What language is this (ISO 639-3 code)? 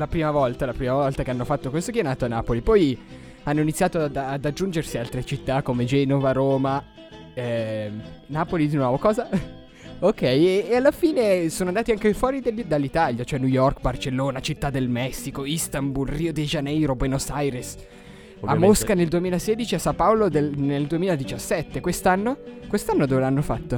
ita